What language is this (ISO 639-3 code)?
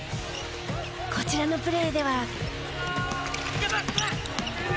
jpn